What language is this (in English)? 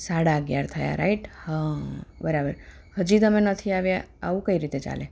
Gujarati